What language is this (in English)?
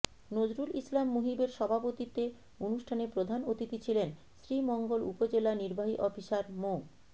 Bangla